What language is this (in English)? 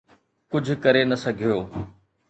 Sindhi